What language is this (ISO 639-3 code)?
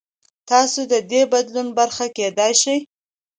pus